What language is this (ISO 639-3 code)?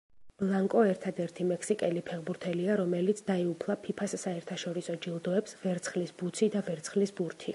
kat